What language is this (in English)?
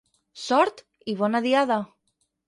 Catalan